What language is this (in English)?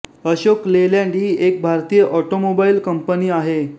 Marathi